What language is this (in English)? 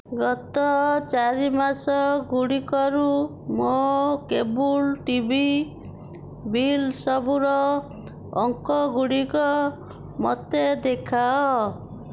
Odia